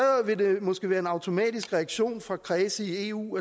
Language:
Danish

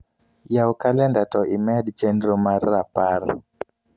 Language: Luo (Kenya and Tanzania)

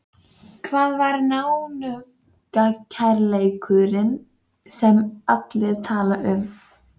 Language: Icelandic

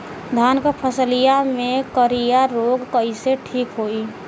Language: Bhojpuri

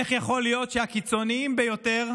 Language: Hebrew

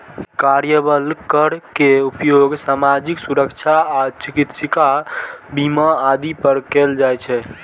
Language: Maithili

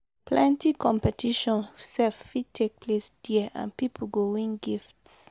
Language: Nigerian Pidgin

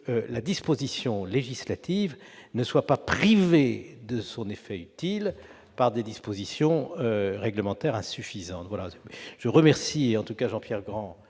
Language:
French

